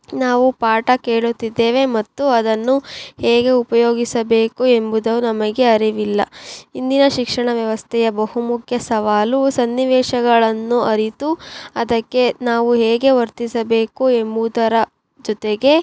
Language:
Kannada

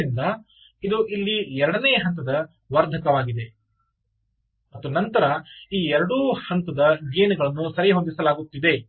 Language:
Kannada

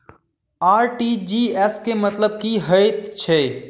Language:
Maithili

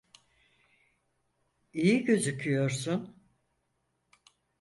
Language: Turkish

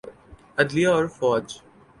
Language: Urdu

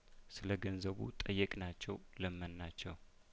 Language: Amharic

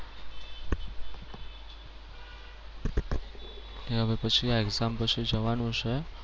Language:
Gujarati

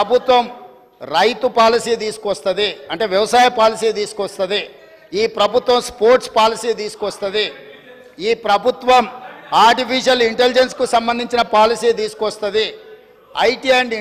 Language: Telugu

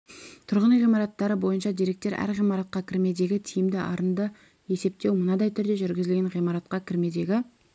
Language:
Kazakh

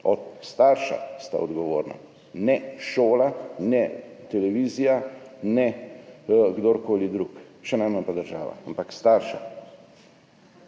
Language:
Slovenian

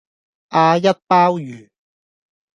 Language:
Cantonese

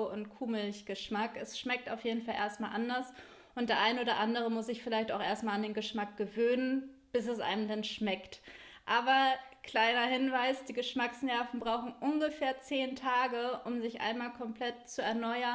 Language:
German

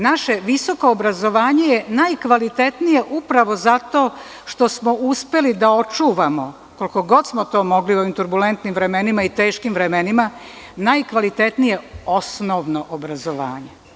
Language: Serbian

